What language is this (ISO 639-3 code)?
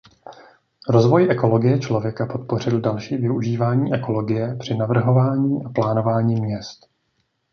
ces